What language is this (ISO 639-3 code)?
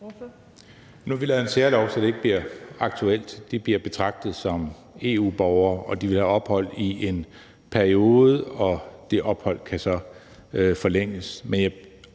dan